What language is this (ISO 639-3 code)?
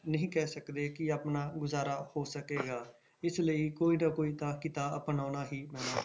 pan